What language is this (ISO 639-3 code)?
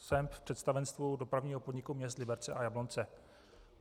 ces